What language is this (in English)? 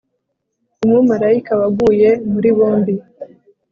Kinyarwanda